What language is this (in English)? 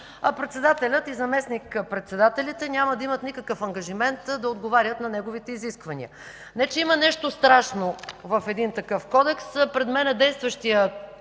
Bulgarian